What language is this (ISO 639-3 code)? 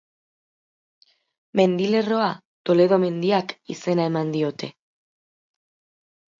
eus